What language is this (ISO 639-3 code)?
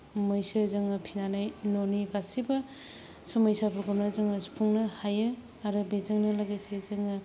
brx